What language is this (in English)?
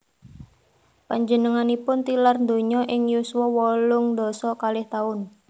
Javanese